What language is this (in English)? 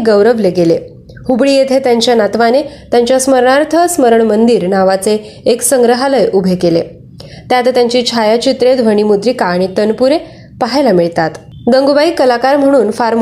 Marathi